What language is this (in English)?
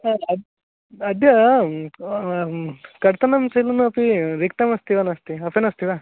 Sanskrit